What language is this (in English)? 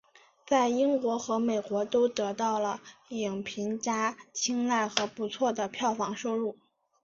Chinese